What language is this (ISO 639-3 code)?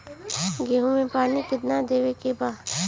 bho